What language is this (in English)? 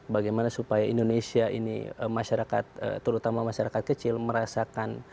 Indonesian